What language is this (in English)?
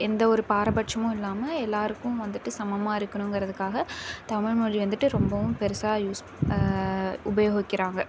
Tamil